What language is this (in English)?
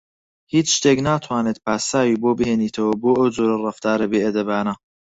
Central Kurdish